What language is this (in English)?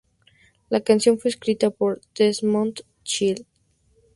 Spanish